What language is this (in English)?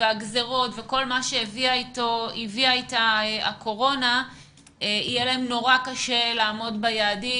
Hebrew